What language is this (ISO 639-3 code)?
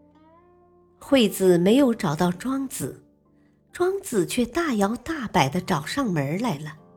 zho